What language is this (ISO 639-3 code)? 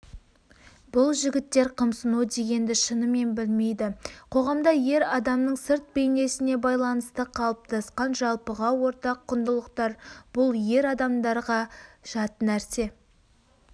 kaz